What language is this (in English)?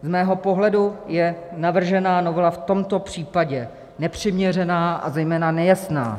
Czech